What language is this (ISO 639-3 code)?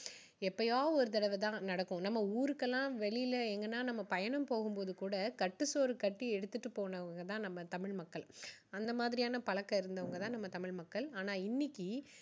tam